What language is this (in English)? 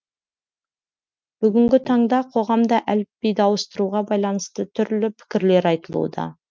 Kazakh